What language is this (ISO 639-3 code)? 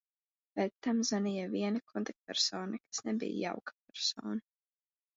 lav